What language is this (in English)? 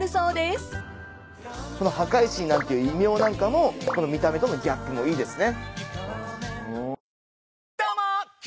Japanese